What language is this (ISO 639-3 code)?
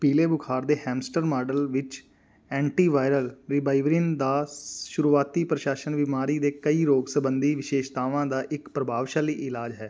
pan